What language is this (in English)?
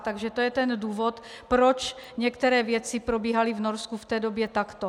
Czech